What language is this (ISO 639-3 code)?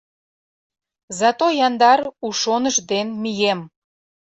chm